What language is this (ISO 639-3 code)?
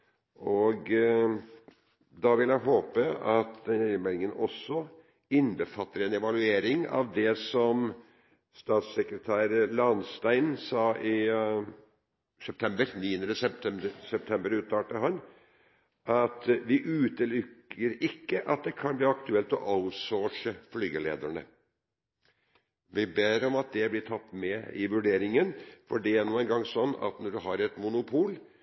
nob